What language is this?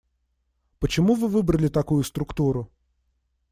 Russian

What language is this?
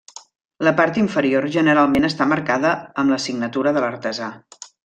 Catalan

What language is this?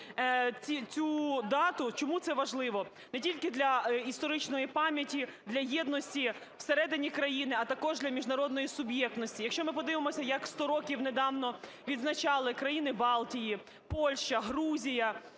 Ukrainian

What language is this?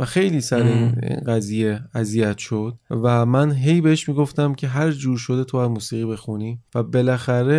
Persian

